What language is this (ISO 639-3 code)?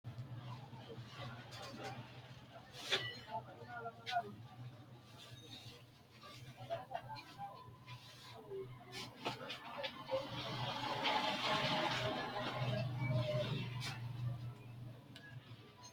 sid